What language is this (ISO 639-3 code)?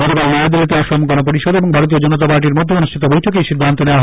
ben